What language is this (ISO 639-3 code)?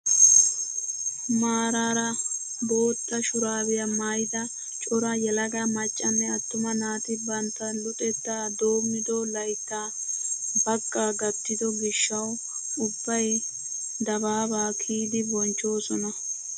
wal